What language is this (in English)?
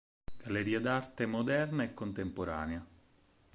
Italian